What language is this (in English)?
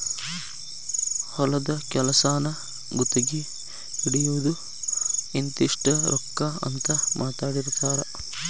Kannada